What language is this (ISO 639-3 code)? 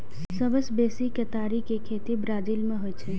mai